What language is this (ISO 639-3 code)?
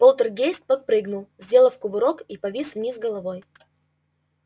rus